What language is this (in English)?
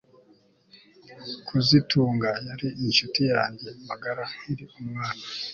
Kinyarwanda